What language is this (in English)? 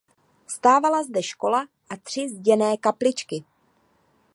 Czech